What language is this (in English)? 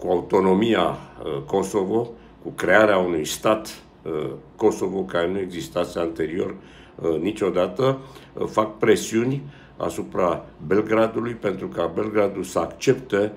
Romanian